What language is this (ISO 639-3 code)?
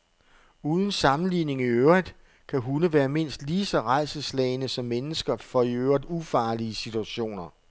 dan